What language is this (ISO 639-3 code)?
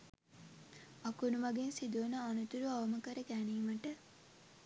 sin